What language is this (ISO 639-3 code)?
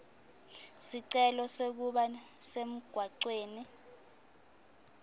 ssw